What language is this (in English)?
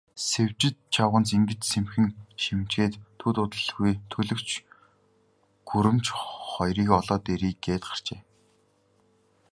Mongolian